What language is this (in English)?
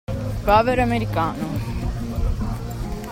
Italian